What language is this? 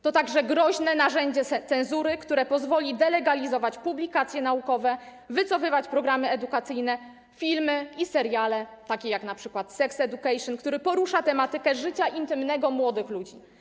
Polish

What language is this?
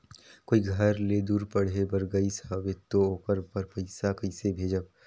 Chhattisgarhi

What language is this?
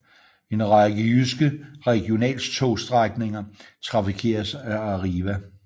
Danish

